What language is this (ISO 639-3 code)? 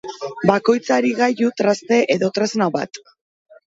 eus